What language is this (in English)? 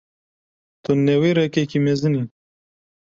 Kurdish